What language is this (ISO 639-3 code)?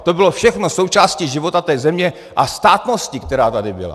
ces